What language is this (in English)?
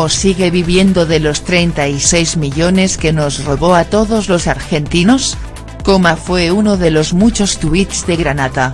Spanish